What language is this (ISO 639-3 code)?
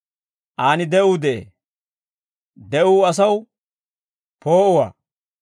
dwr